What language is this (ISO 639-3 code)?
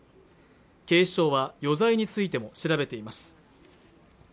jpn